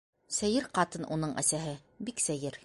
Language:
Bashkir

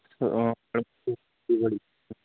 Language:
Santali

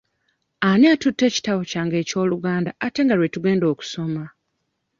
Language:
Ganda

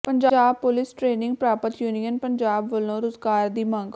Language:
Punjabi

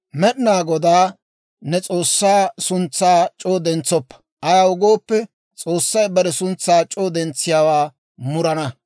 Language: Dawro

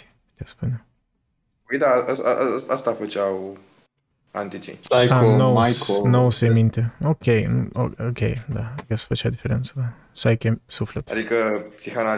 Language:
Romanian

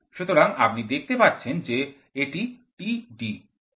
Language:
Bangla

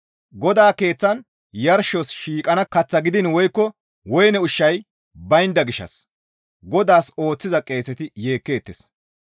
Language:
Gamo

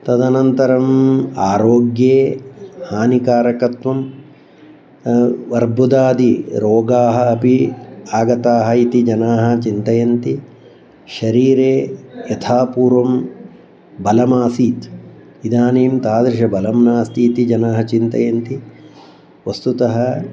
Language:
Sanskrit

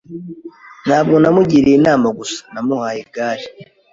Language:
Kinyarwanda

